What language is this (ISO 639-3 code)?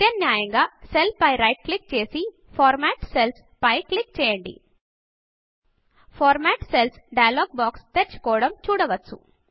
tel